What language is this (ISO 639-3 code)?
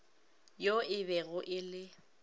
nso